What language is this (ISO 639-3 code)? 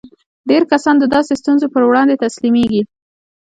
pus